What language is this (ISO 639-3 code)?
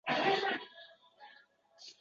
uzb